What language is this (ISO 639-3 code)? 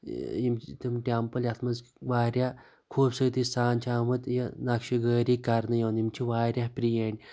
kas